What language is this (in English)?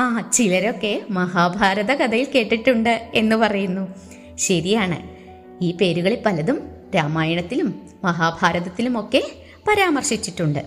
Malayalam